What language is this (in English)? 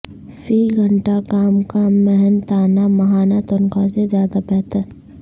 Urdu